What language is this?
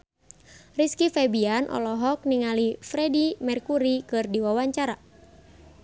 Sundanese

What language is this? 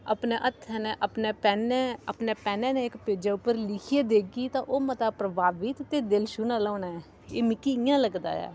Dogri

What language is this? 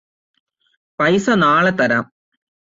Malayalam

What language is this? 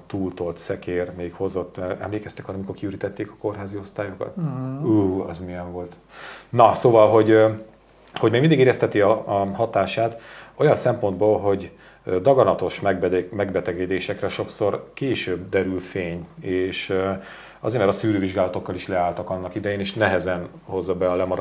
Hungarian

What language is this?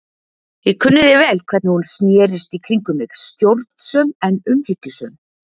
Icelandic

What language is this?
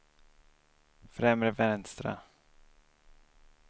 Swedish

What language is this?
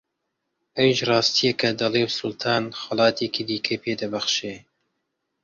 Central Kurdish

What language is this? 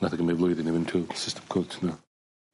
Welsh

